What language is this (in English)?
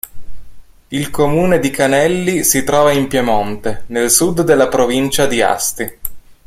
Italian